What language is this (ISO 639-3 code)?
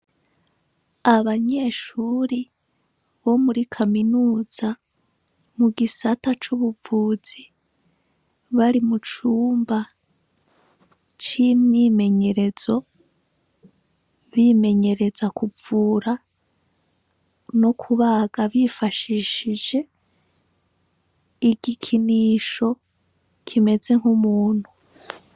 run